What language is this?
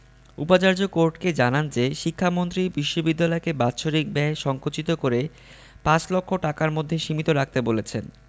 Bangla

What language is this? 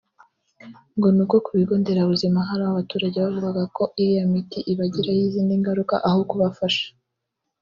Kinyarwanda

